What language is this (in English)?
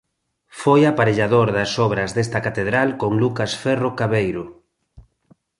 Galician